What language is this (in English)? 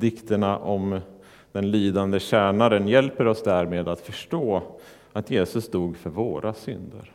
Swedish